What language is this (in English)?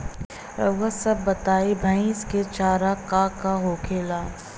Bhojpuri